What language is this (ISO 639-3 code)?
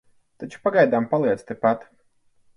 lav